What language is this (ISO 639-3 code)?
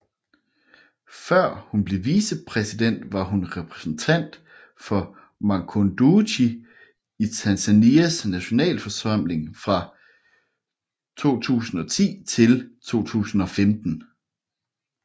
dan